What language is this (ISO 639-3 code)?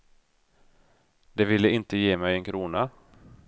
swe